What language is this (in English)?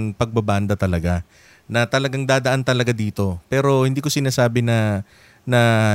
Filipino